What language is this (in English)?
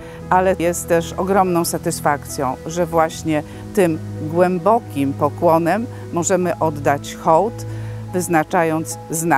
Polish